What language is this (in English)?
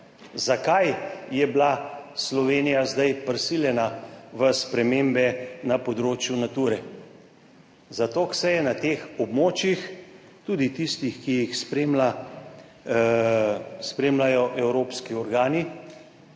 Slovenian